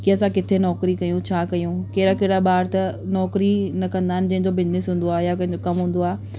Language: Sindhi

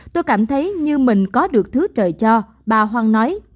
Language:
Vietnamese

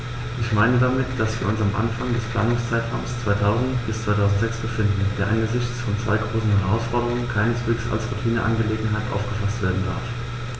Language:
German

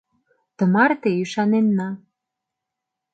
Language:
Mari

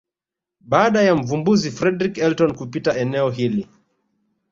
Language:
Swahili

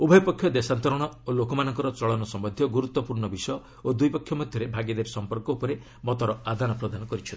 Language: Odia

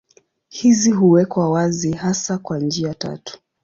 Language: Swahili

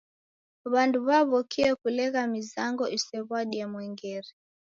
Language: Taita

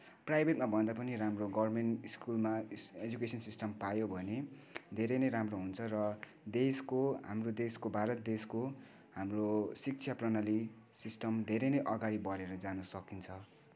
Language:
Nepali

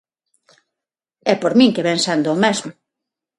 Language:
Galician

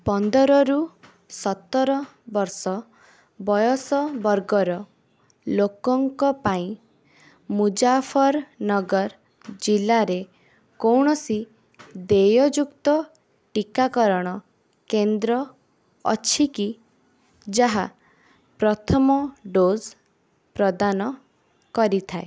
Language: Odia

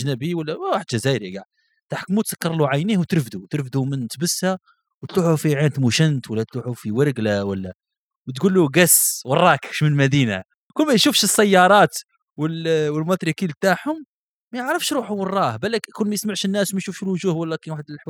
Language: Arabic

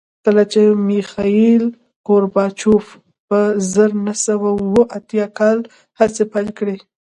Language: Pashto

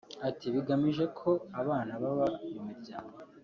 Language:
Kinyarwanda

